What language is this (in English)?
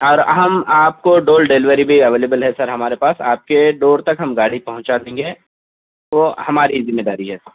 Urdu